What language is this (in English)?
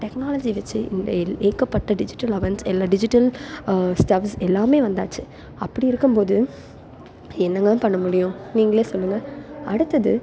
Tamil